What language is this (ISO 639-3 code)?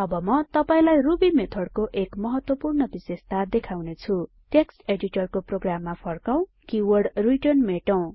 nep